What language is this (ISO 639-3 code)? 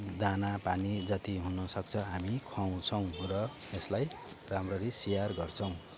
nep